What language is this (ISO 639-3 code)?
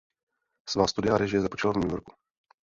ces